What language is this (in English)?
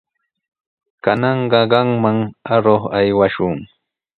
Sihuas Ancash Quechua